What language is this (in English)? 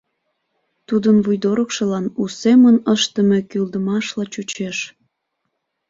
Mari